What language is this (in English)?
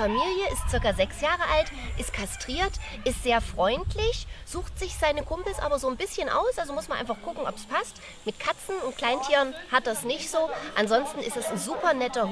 German